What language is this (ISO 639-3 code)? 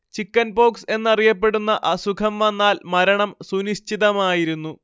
mal